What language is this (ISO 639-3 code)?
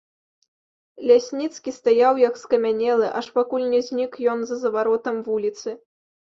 bel